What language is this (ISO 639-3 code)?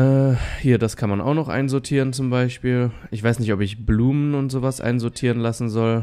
deu